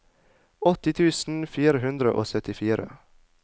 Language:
Norwegian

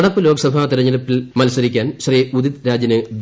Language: Malayalam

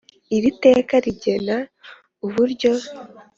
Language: Kinyarwanda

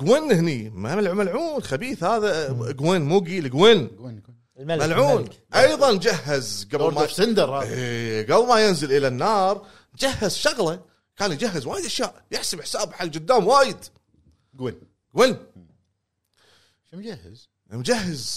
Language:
Arabic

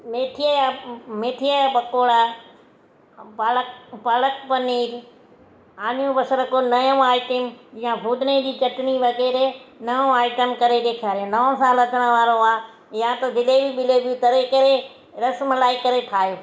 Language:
Sindhi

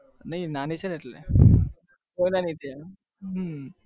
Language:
Gujarati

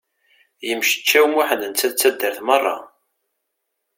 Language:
Kabyle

